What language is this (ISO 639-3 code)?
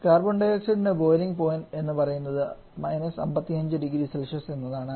mal